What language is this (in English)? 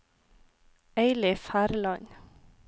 Norwegian